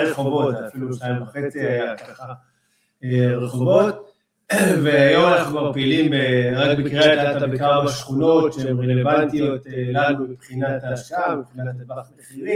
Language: Hebrew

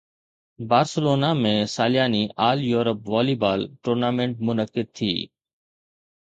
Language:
Sindhi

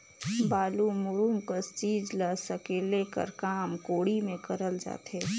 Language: Chhattisgarhi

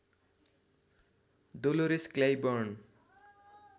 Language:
Nepali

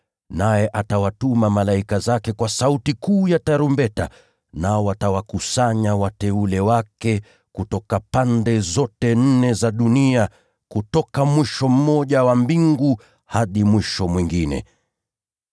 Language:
Swahili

